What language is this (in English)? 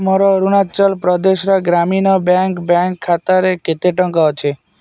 Odia